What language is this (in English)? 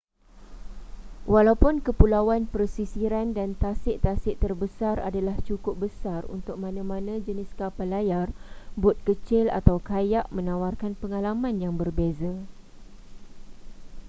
Malay